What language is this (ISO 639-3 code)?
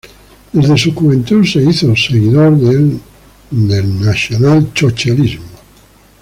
spa